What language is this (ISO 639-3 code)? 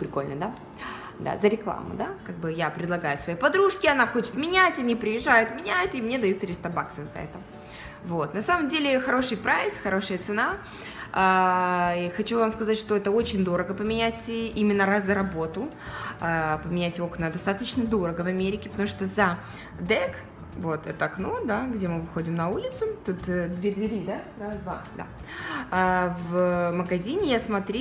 rus